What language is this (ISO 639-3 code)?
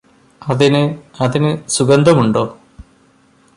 mal